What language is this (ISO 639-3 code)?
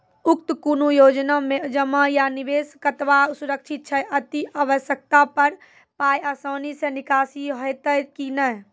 mai